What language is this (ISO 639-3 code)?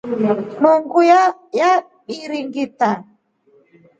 rof